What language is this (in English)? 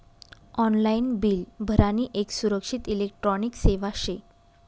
Marathi